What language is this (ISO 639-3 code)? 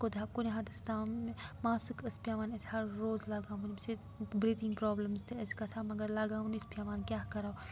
kas